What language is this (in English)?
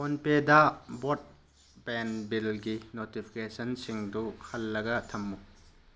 Manipuri